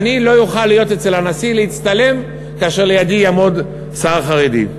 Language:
Hebrew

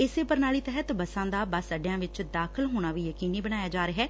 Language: Punjabi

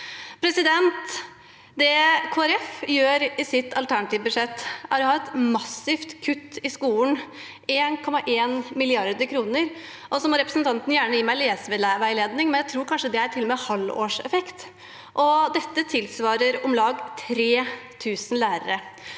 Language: Norwegian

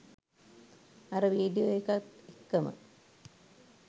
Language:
Sinhala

